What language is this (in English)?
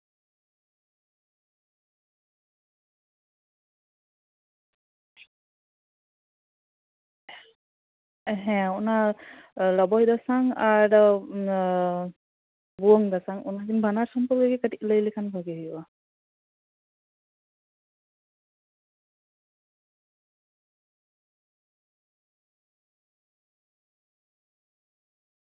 Santali